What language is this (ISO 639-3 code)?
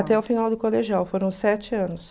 por